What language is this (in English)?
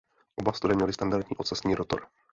Czech